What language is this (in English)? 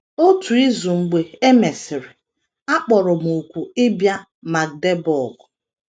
Igbo